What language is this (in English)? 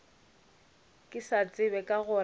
Northern Sotho